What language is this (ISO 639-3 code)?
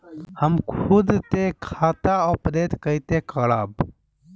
bho